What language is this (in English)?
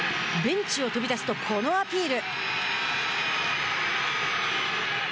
Japanese